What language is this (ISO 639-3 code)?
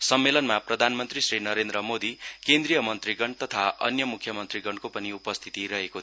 nep